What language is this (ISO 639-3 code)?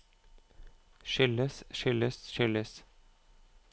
nor